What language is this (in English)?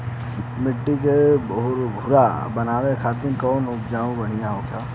Bhojpuri